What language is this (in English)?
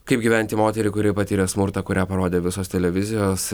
Lithuanian